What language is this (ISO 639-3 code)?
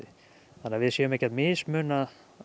isl